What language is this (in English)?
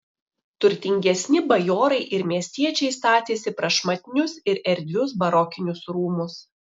Lithuanian